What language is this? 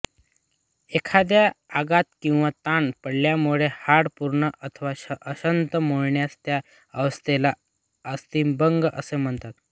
Marathi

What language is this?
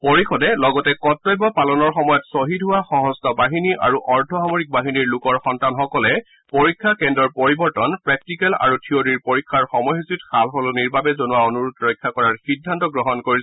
Assamese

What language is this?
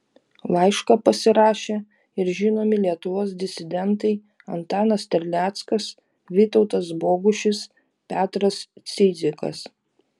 Lithuanian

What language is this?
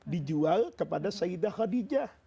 Indonesian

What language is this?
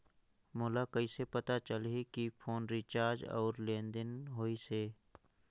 Chhattisgarhi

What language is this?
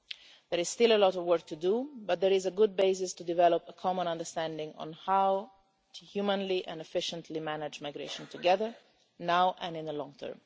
English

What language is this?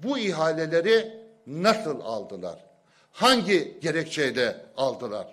Turkish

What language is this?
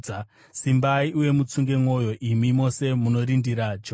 Shona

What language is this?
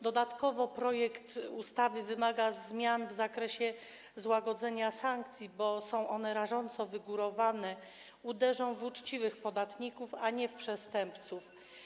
Polish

